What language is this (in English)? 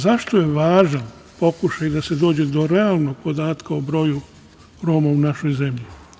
Serbian